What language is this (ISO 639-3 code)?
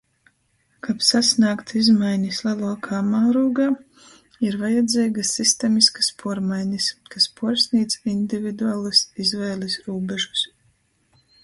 ltg